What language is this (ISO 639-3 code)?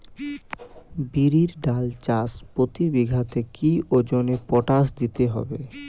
ben